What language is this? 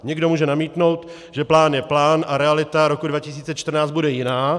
Czech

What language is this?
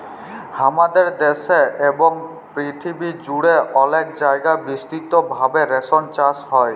Bangla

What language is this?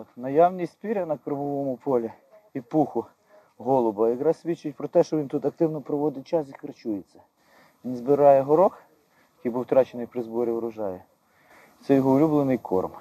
Ukrainian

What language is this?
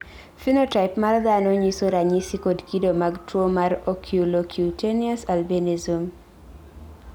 Luo (Kenya and Tanzania)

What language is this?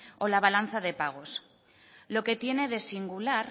Spanish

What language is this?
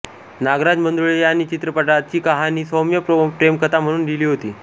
Marathi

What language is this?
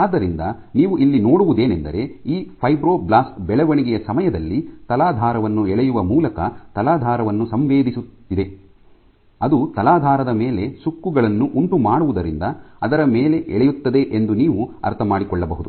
Kannada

